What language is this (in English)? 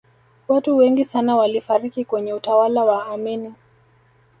Swahili